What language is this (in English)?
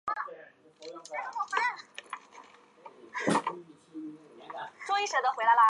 Chinese